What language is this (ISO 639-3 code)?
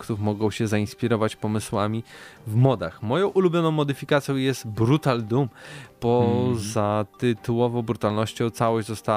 pol